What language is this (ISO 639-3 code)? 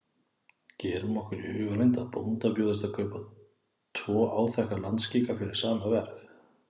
isl